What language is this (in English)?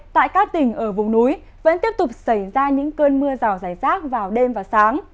Vietnamese